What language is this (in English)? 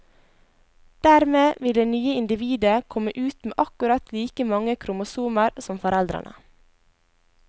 Norwegian